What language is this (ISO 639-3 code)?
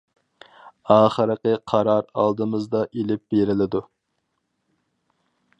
uig